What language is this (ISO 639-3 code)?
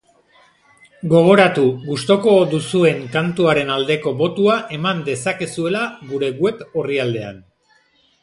eus